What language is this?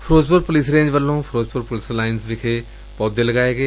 Punjabi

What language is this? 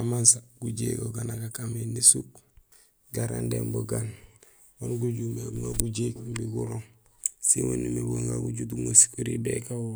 Gusilay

